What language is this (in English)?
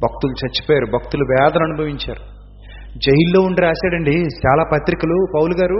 Telugu